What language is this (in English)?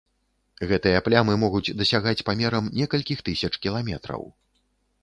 Belarusian